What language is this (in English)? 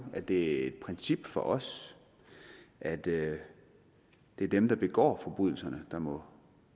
Danish